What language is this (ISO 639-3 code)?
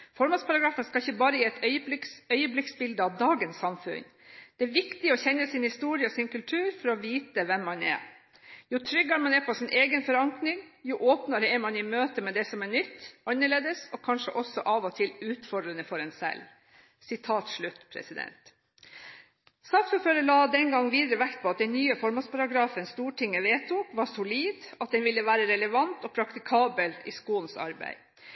nob